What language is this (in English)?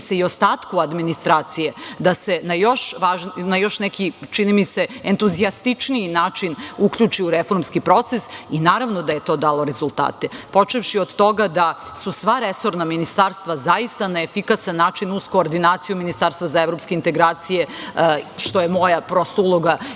Serbian